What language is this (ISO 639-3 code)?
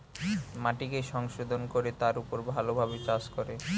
ben